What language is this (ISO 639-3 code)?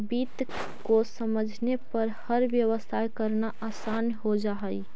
mag